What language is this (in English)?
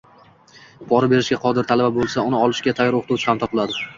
Uzbek